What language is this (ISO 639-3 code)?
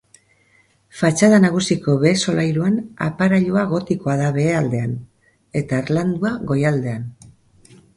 eus